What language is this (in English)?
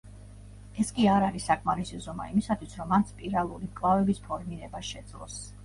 Georgian